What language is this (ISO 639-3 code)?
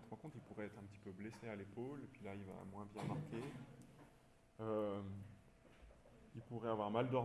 fra